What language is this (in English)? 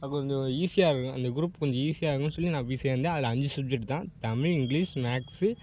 Tamil